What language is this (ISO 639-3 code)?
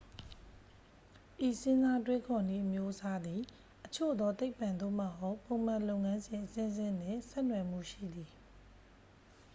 mya